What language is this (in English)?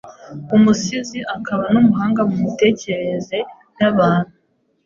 Kinyarwanda